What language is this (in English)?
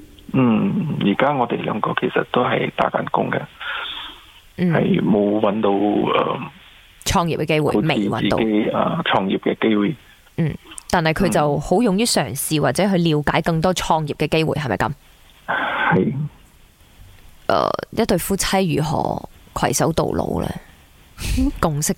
Chinese